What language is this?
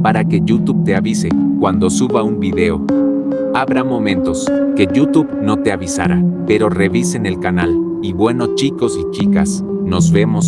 Spanish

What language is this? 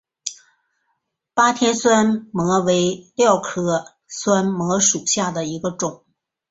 Chinese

